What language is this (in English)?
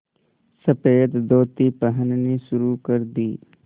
Hindi